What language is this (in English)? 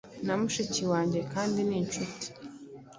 Kinyarwanda